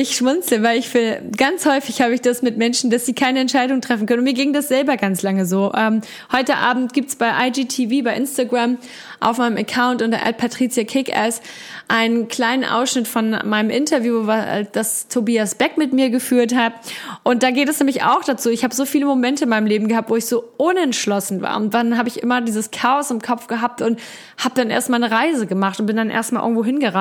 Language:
German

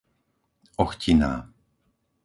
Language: Slovak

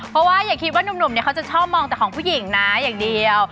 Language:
Thai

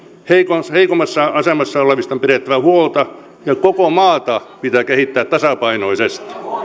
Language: Finnish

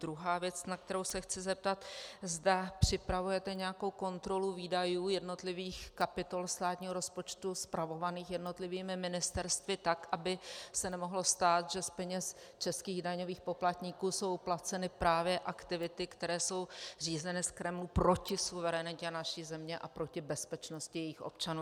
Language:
Czech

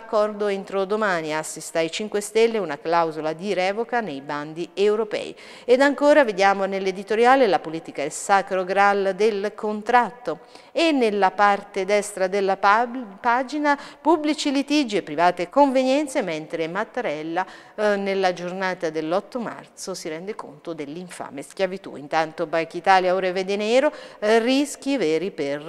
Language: Italian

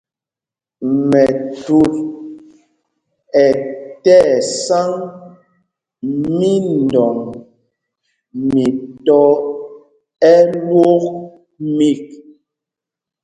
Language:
Mpumpong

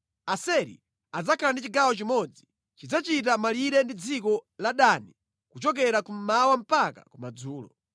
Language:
Nyanja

